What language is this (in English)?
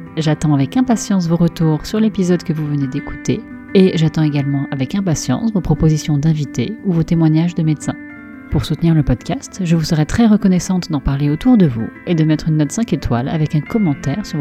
French